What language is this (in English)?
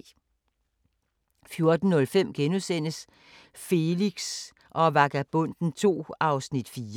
Danish